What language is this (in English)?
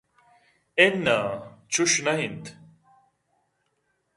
Eastern Balochi